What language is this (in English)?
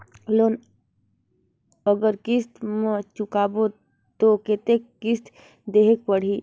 Chhattisgarhi